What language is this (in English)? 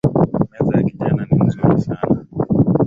Swahili